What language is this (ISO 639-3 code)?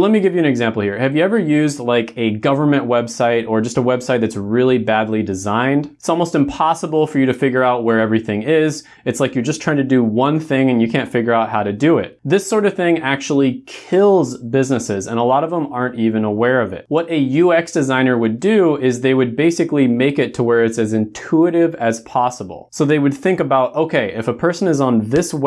eng